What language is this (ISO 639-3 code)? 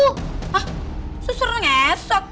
ind